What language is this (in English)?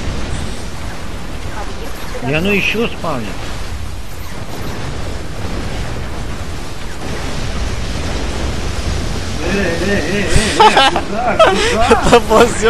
Russian